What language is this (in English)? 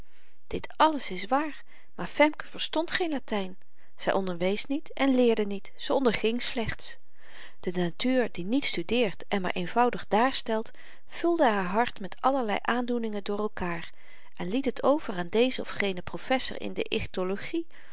Dutch